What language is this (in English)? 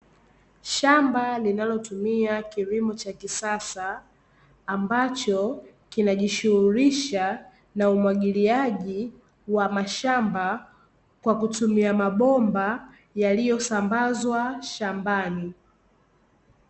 Swahili